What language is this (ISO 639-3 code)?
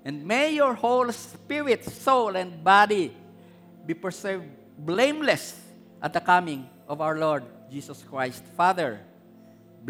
fil